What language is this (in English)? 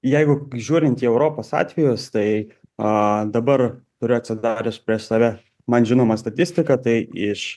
Lithuanian